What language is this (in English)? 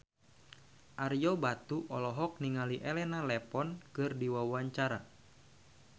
Sundanese